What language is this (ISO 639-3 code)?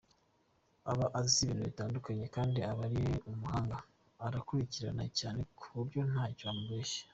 kin